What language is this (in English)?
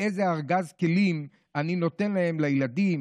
Hebrew